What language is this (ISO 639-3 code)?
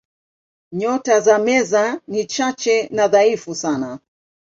swa